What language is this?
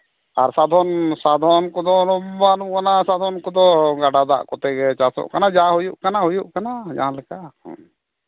Santali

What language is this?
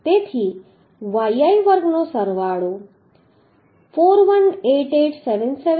Gujarati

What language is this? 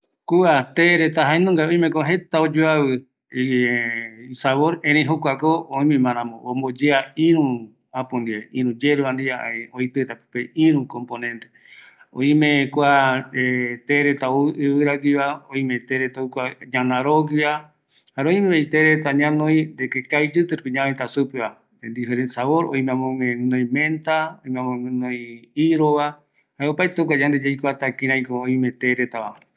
Eastern Bolivian Guaraní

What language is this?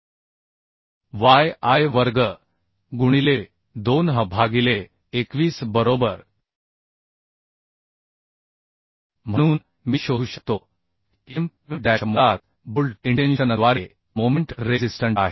Marathi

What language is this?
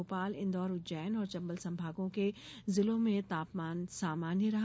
Hindi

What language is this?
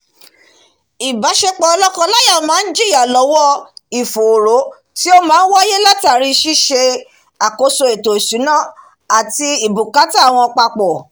Yoruba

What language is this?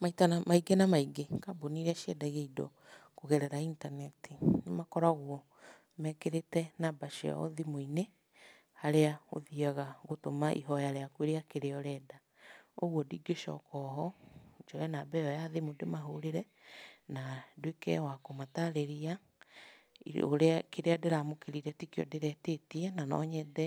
Kikuyu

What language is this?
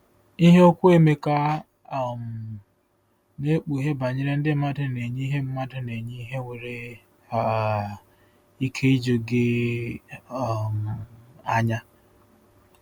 Igbo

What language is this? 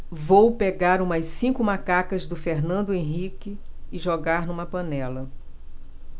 Portuguese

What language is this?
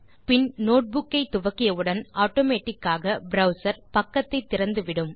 Tamil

